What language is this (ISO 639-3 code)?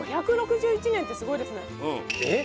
jpn